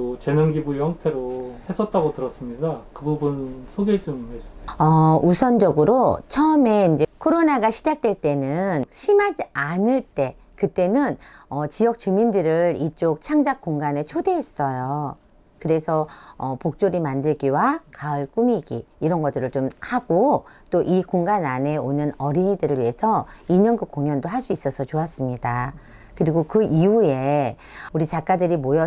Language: Korean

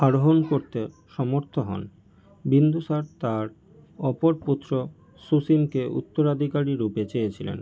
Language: Bangla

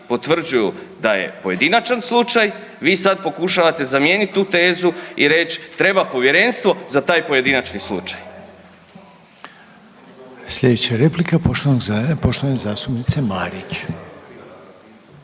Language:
Croatian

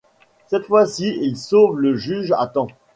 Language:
French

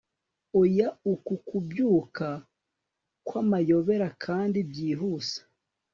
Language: Kinyarwanda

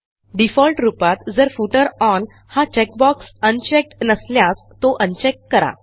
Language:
Marathi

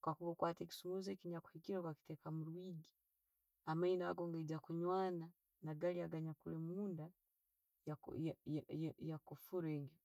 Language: Tooro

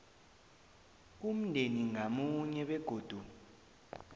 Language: South Ndebele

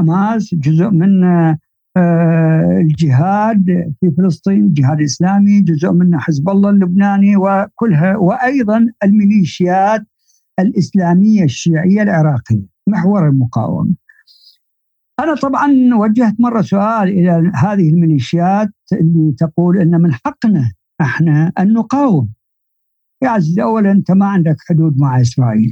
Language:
Arabic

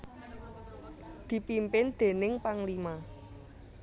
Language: Javanese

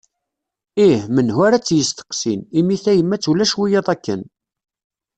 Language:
Kabyle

